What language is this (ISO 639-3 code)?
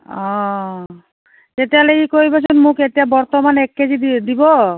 asm